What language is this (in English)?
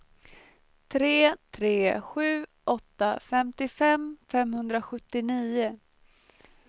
Swedish